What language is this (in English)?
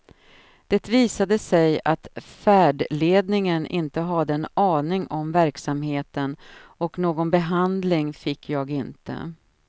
Swedish